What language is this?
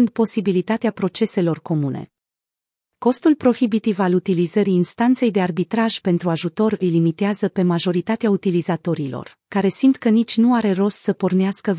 Romanian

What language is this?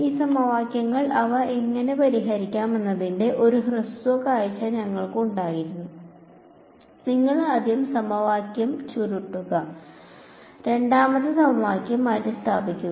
Malayalam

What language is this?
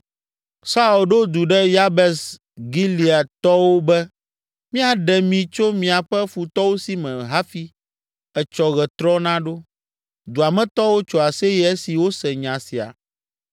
Ewe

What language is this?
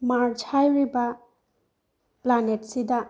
Manipuri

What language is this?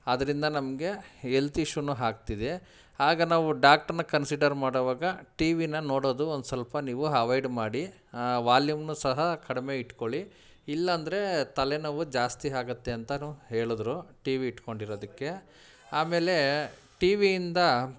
Kannada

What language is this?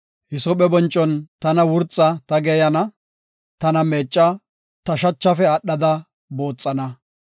Gofa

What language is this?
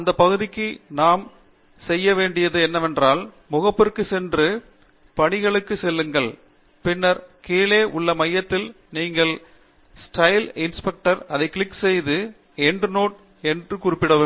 Tamil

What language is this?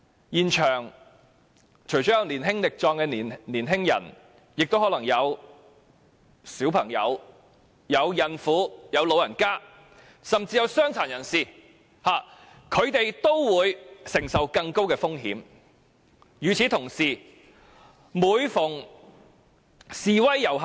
Cantonese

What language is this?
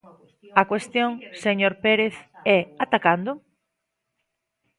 Galician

